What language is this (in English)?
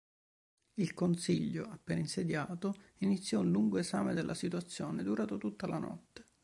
Italian